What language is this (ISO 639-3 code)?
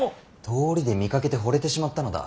jpn